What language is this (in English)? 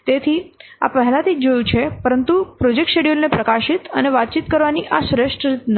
Gujarati